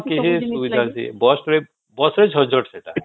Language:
Odia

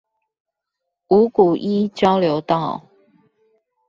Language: Chinese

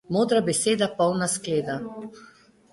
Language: Slovenian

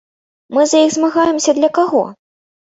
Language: Belarusian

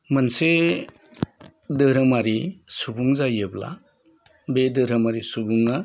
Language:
Bodo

